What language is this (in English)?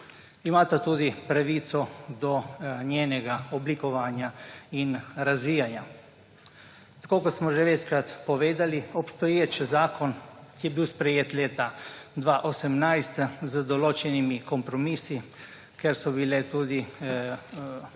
Slovenian